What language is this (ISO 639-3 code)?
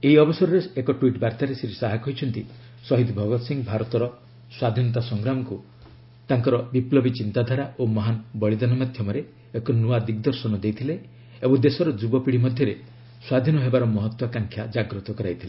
ori